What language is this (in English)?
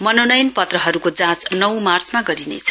Nepali